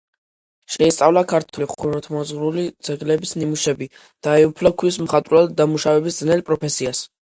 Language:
Georgian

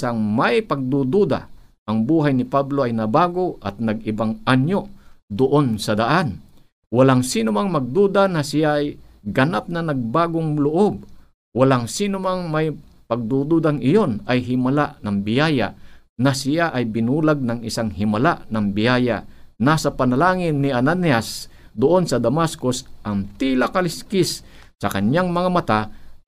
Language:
Filipino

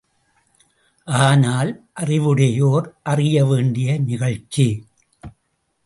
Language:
Tamil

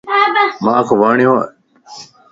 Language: Lasi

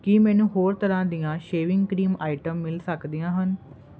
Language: Punjabi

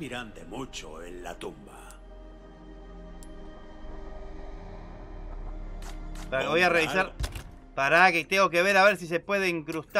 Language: Spanish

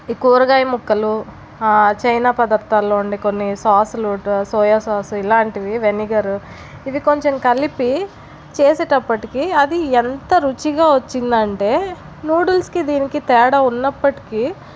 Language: Telugu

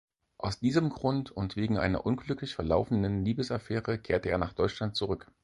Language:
German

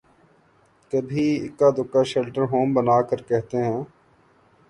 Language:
Urdu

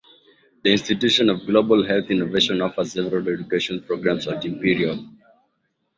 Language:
English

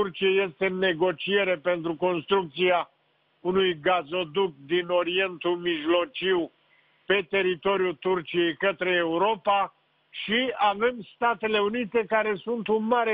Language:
Romanian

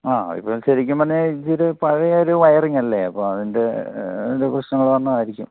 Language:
Malayalam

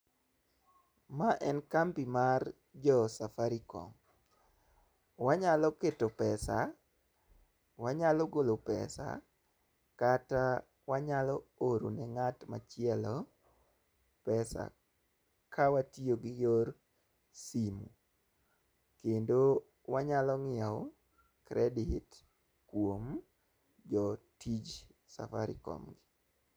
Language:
Luo (Kenya and Tanzania)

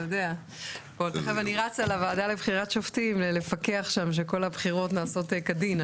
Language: Hebrew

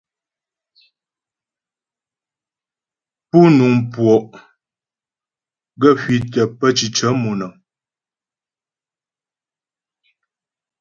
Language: Ghomala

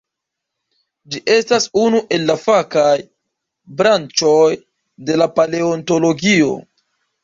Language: Esperanto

